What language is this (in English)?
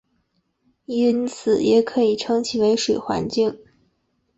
Chinese